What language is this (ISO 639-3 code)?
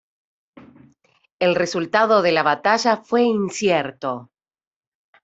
spa